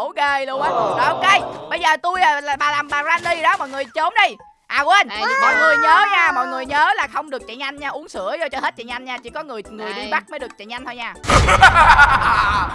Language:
Vietnamese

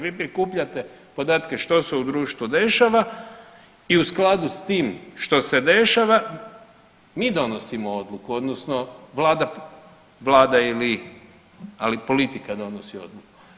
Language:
Croatian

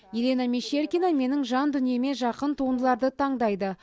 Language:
Kazakh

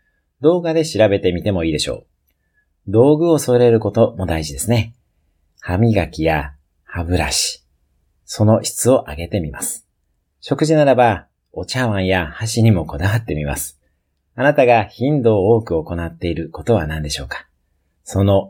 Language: Japanese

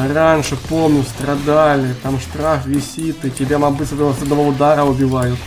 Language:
Russian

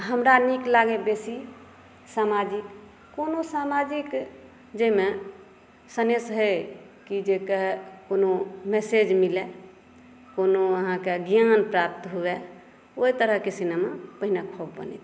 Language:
Maithili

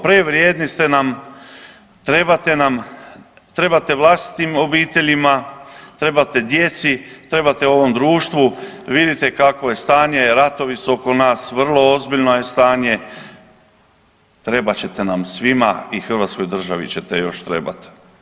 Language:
Croatian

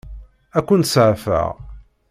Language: Kabyle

